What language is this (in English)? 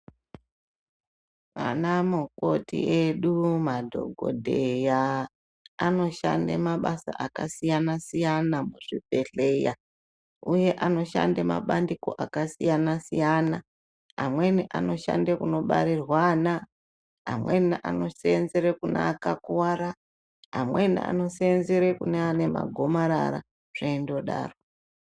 Ndau